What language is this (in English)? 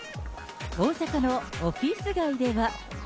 Japanese